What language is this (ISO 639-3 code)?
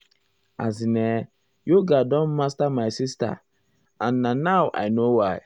pcm